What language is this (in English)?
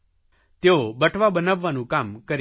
Gujarati